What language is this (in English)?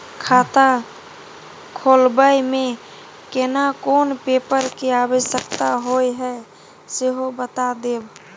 Maithili